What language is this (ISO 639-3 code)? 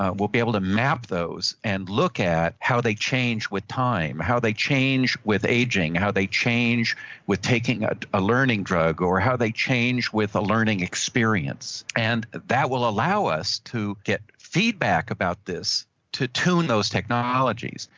eng